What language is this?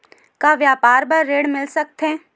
Chhattisgarhi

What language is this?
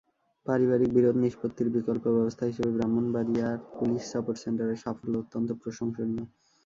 Bangla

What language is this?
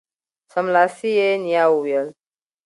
Pashto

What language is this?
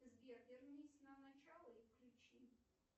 Russian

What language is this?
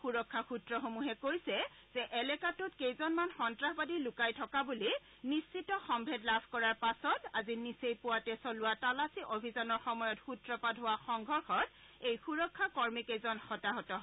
Assamese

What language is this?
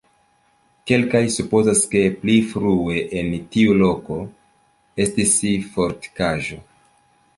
Esperanto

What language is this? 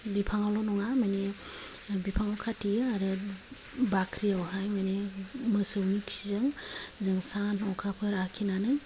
Bodo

